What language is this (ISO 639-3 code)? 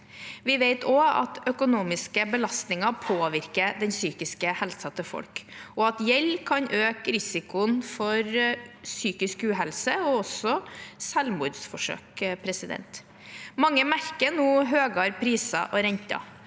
nor